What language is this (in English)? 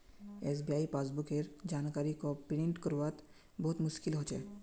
Magahi